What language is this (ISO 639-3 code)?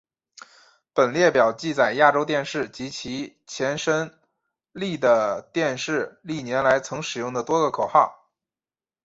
zho